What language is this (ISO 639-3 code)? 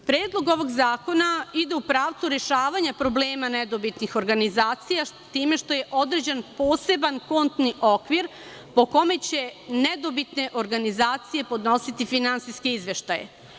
srp